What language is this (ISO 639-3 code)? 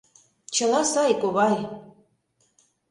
chm